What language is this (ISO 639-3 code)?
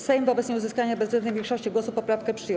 pol